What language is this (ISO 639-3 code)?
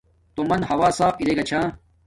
dmk